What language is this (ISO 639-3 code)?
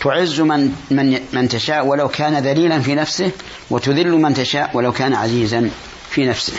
ara